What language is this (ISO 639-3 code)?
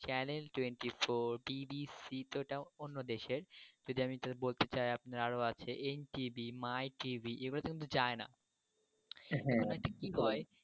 ben